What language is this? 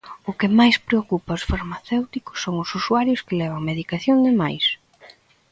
Galician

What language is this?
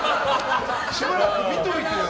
Japanese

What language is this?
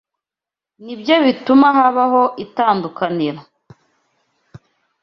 Kinyarwanda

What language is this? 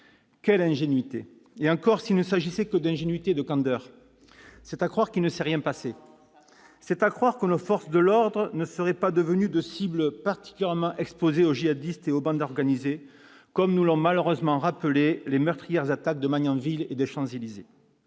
French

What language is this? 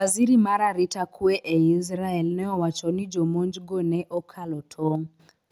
Luo (Kenya and Tanzania)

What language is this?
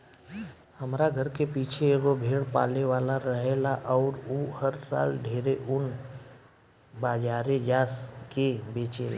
Bhojpuri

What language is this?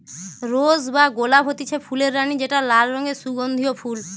Bangla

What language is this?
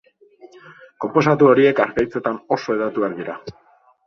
Basque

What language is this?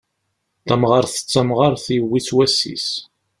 Kabyle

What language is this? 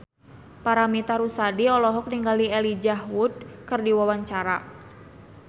Sundanese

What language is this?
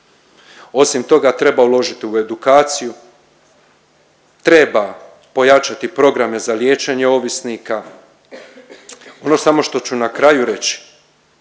Croatian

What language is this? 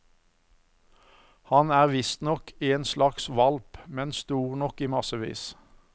Norwegian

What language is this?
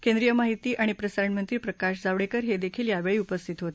Marathi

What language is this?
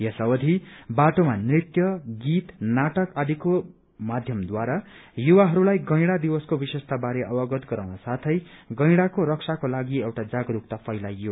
Nepali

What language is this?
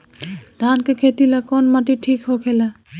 Bhojpuri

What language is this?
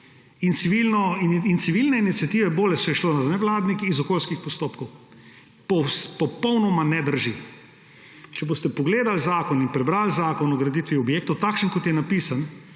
Slovenian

